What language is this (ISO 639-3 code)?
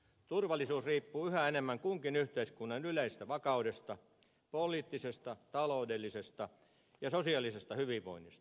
fin